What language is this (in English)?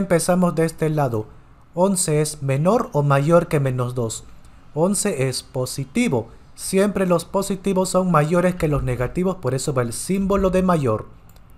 Spanish